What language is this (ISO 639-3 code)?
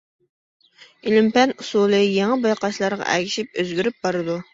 uig